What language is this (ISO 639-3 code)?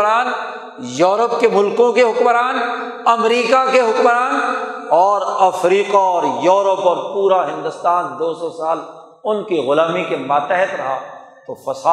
urd